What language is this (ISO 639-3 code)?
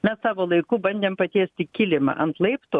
lit